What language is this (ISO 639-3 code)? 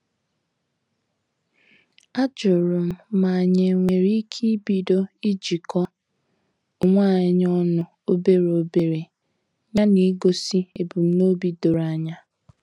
ibo